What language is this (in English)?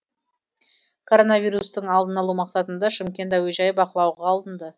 Kazakh